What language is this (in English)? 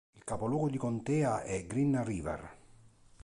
Italian